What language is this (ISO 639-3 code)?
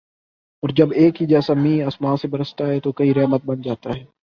urd